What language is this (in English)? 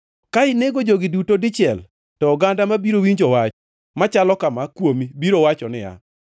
Luo (Kenya and Tanzania)